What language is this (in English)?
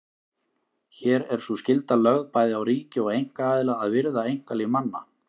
Icelandic